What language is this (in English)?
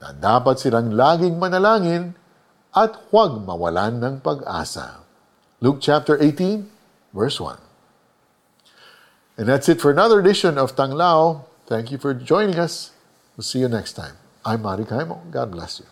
Filipino